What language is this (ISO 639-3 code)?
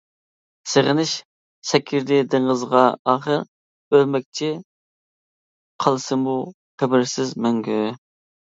uig